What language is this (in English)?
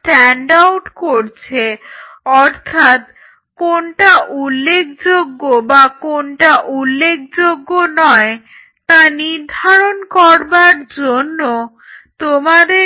Bangla